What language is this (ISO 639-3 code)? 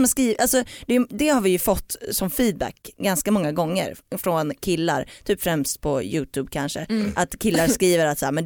swe